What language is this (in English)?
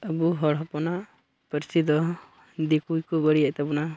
Santali